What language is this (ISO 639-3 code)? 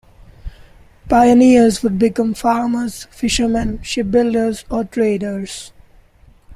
eng